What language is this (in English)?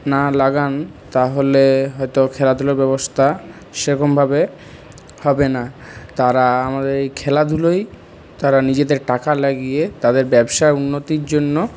Bangla